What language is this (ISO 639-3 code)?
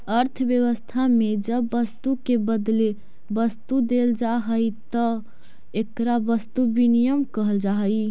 mag